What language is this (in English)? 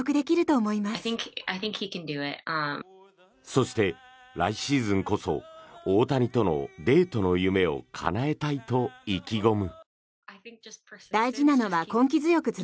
Japanese